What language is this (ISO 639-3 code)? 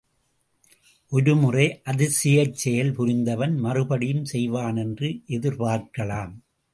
tam